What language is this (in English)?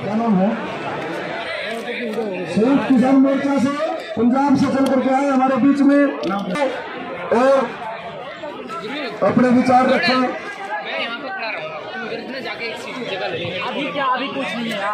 Hindi